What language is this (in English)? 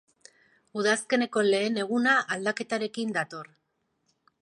Basque